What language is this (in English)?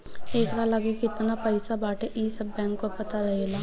Bhojpuri